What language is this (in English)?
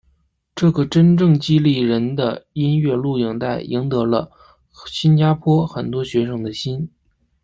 Chinese